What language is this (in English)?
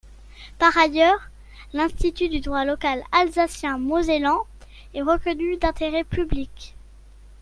French